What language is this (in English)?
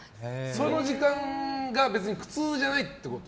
Japanese